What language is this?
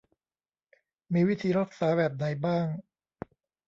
Thai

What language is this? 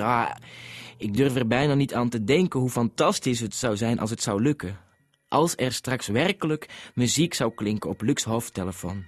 Dutch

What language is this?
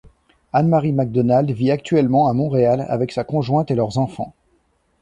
French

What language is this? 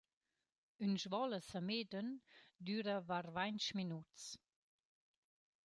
Romansh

